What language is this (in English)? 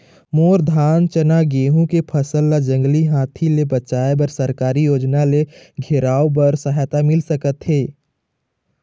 Chhattisgarhi